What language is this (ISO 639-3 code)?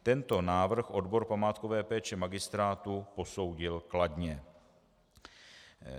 ces